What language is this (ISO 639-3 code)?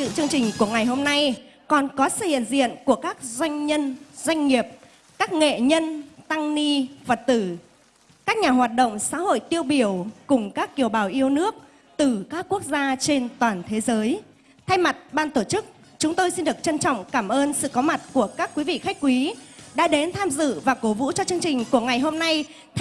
vie